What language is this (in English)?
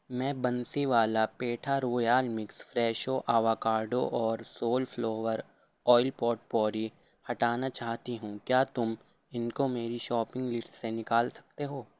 Urdu